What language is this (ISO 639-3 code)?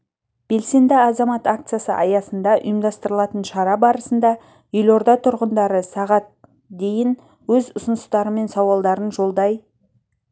kaz